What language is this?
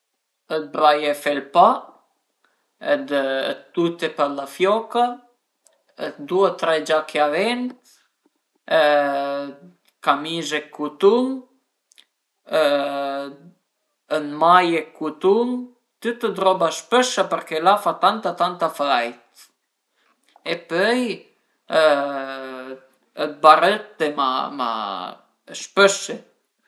Piedmontese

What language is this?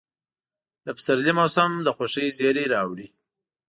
Pashto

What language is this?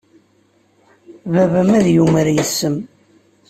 Kabyle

